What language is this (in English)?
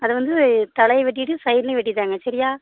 Tamil